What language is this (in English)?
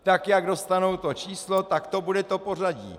Czech